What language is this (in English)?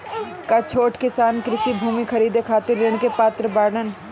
Bhojpuri